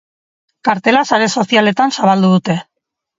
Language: Basque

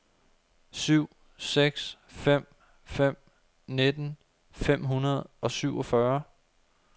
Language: Danish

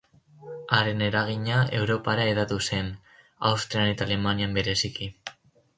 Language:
Basque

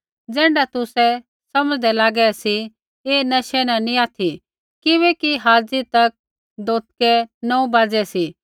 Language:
Kullu Pahari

